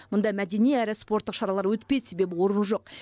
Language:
Kazakh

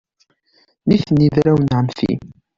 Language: Kabyle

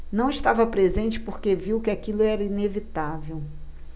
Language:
Portuguese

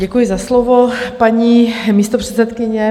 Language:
Czech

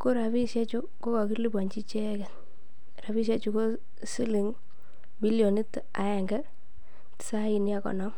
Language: Kalenjin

